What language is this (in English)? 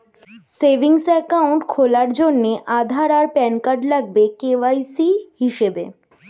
Bangla